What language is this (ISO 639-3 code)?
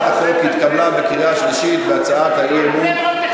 heb